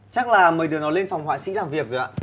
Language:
Vietnamese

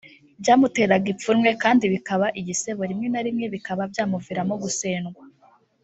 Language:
Kinyarwanda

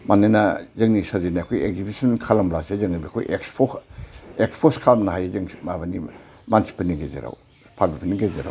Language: Bodo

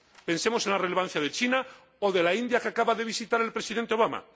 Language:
Spanish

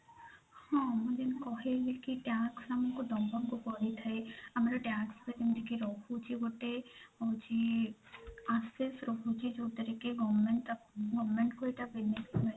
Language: Odia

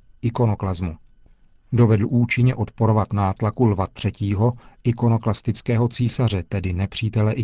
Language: Czech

